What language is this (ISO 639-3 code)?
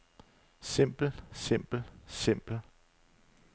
dan